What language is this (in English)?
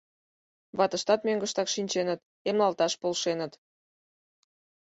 Mari